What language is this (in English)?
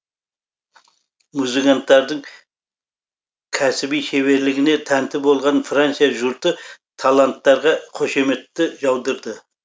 Kazakh